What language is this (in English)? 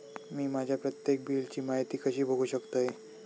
Marathi